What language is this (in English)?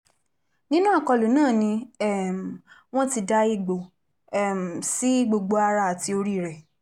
Yoruba